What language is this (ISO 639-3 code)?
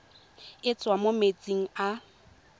tsn